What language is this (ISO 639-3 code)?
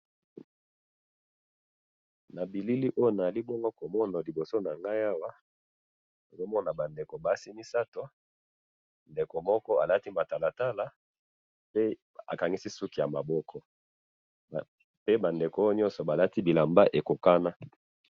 lin